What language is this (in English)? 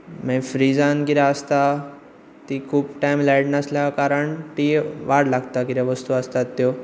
Konkani